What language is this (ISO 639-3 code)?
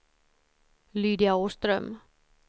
swe